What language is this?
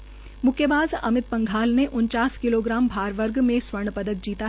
Hindi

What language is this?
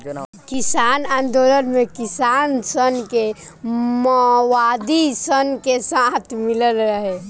Bhojpuri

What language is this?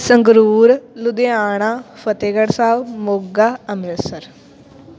Punjabi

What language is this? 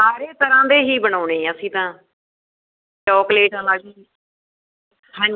Punjabi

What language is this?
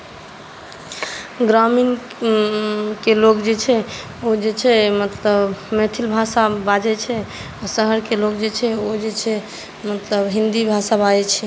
Maithili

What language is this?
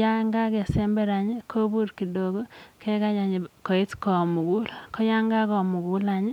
Kalenjin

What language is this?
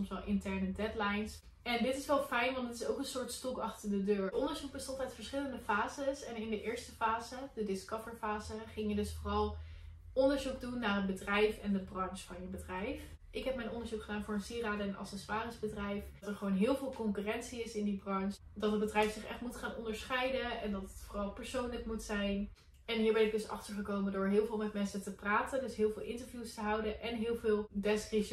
Dutch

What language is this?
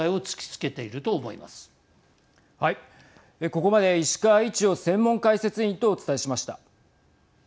Japanese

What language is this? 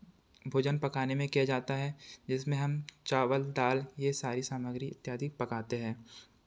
Hindi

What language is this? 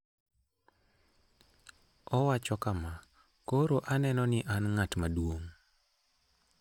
Luo (Kenya and Tanzania)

